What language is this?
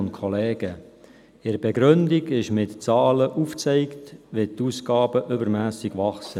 Swiss German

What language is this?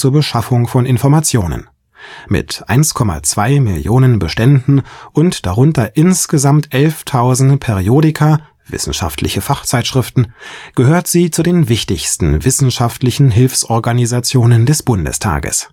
German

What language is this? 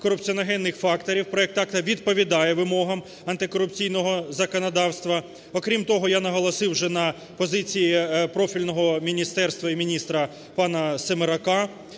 Ukrainian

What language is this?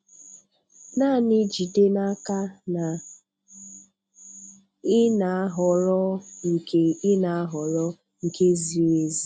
Igbo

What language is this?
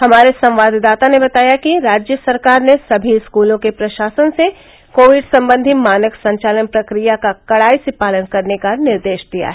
Hindi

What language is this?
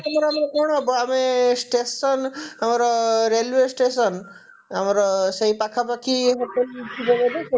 Odia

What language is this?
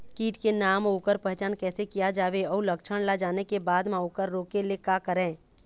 Chhattisgarhi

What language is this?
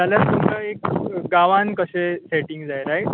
Konkani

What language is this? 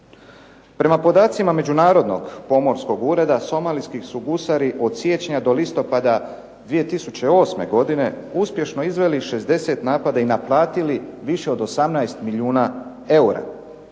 Croatian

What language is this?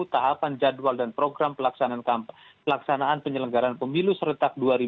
Indonesian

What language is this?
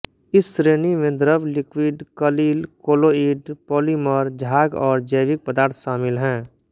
Hindi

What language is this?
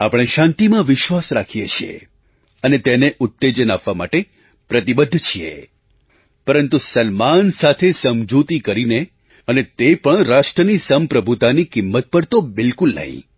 Gujarati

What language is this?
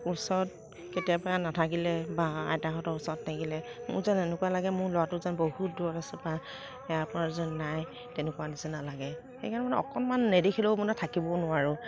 Assamese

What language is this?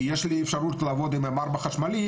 Hebrew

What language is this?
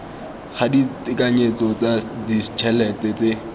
Tswana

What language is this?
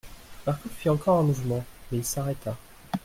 French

